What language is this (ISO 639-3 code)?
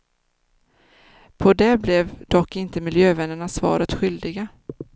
swe